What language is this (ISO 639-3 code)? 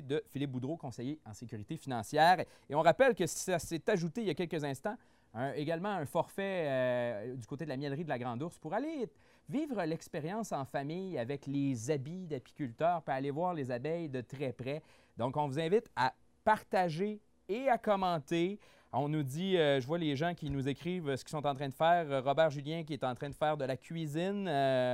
fra